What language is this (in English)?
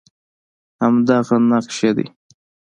Pashto